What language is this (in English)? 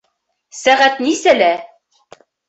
Bashkir